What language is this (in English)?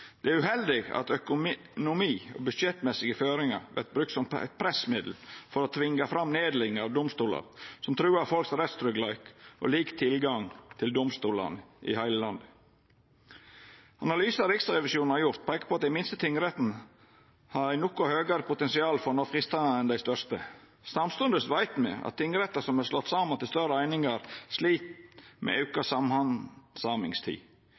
Norwegian Nynorsk